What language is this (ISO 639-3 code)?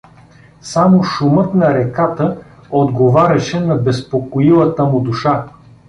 bul